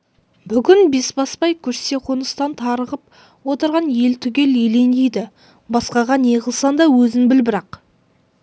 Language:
Kazakh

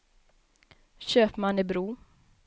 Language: Swedish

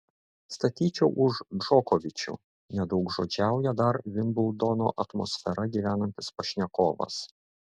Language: Lithuanian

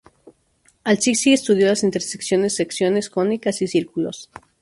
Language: Spanish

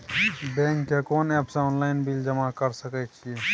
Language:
Maithili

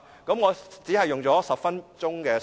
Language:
Cantonese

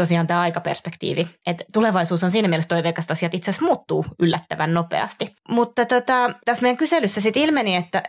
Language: Finnish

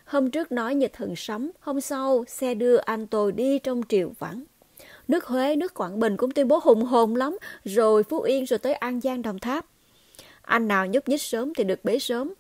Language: Vietnamese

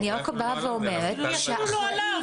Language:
Hebrew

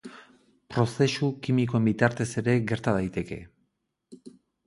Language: Basque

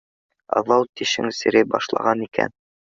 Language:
Bashkir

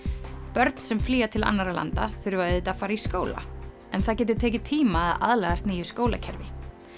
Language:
Icelandic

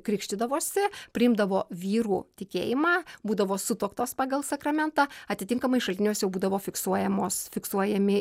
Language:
Lithuanian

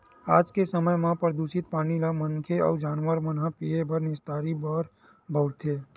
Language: Chhattisgarhi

